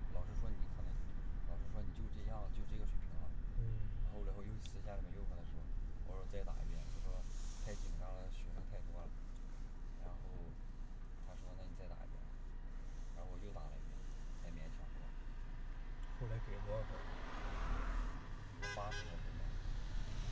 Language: Chinese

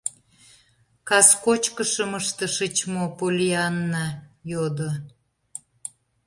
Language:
Mari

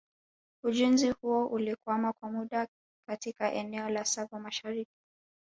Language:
Swahili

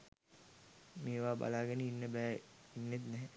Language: Sinhala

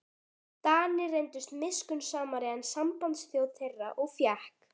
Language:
Icelandic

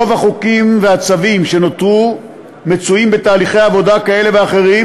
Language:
Hebrew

